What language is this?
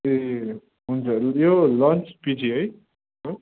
Nepali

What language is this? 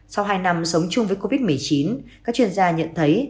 Vietnamese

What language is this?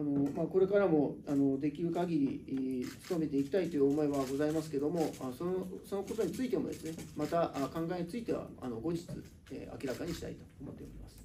Japanese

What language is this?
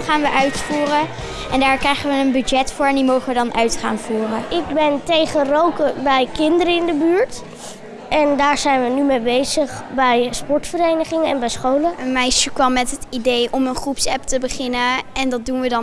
Dutch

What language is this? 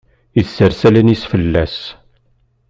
Kabyle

